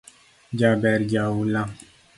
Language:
Luo (Kenya and Tanzania)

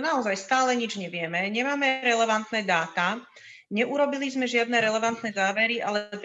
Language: Slovak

